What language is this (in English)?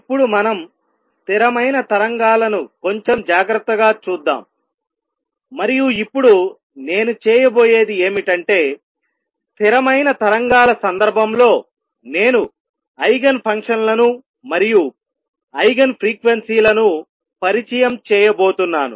Telugu